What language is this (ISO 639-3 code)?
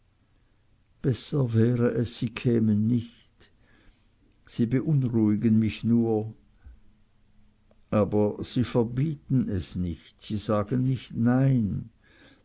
deu